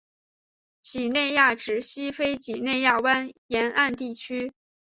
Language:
Chinese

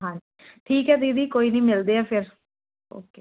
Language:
Punjabi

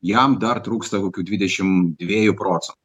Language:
Lithuanian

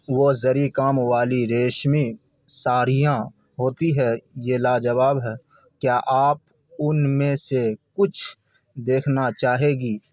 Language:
Urdu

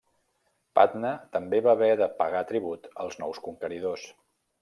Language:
Catalan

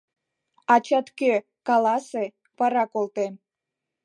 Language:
Mari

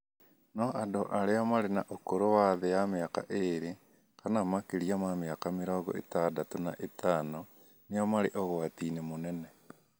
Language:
Kikuyu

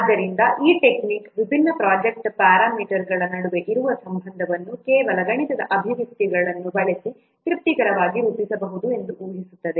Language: Kannada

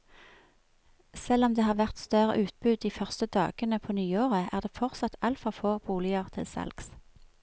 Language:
Norwegian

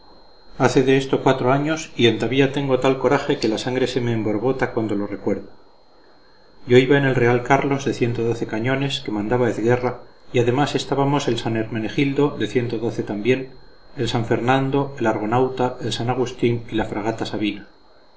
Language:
Spanish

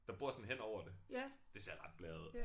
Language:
Danish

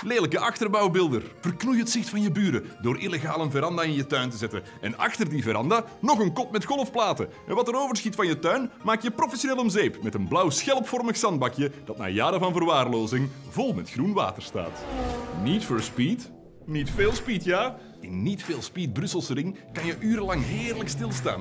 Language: Dutch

